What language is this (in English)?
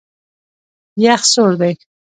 Pashto